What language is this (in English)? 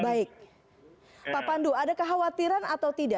Indonesian